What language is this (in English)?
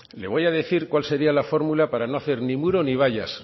Spanish